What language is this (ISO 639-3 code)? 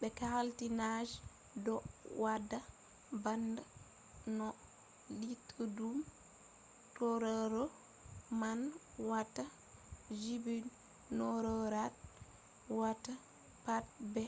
ful